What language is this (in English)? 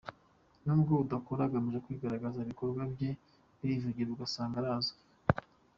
Kinyarwanda